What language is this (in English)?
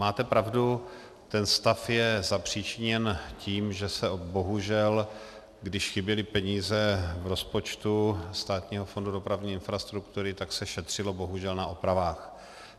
Czech